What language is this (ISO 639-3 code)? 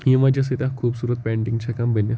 kas